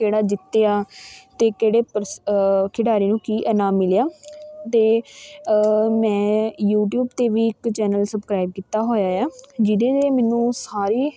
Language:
Punjabi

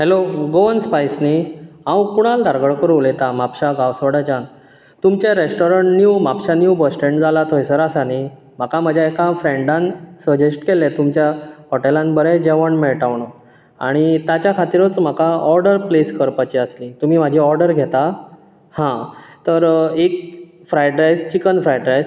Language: Konkani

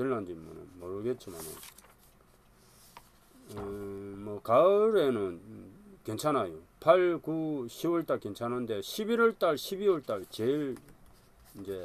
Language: Korean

